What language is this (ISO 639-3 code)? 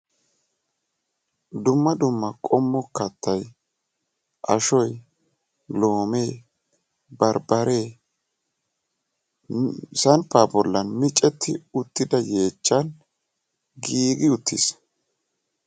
wal